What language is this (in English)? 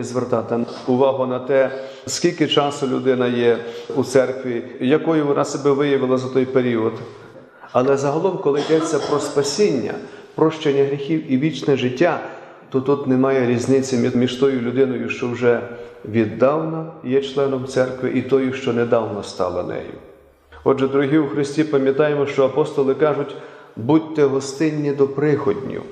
Ukrainian